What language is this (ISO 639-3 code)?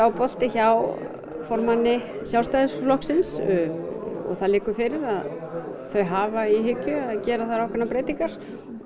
isl